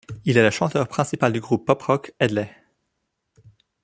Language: French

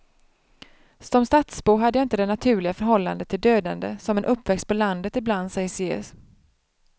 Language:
Swedish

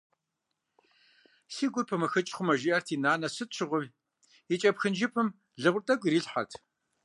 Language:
Kabardian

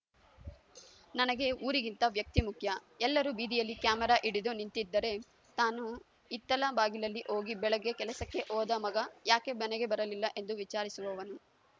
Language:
Kannada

